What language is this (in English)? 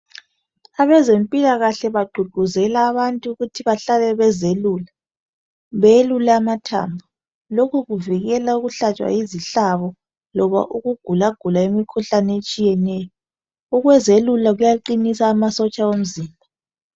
North Ndebele